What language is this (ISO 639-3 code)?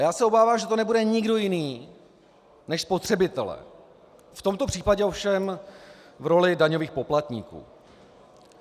ces